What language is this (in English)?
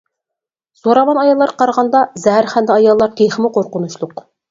Uyghur